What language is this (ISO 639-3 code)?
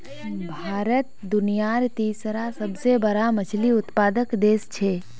mag